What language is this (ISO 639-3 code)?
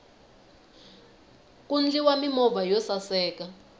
tso